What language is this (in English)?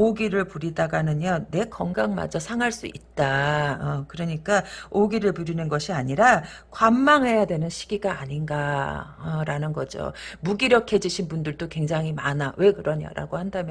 Korean